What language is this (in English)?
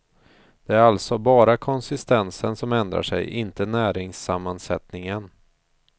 Swedish